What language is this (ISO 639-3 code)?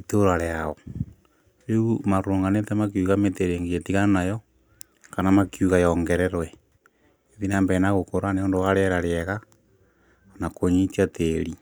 kik